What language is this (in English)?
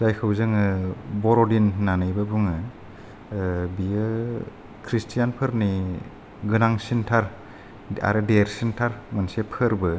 Bodo